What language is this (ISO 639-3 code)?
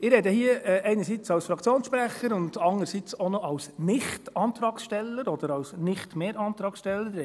gsw